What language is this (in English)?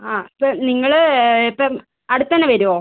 Malayalam